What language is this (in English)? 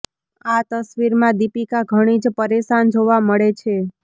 Gujarati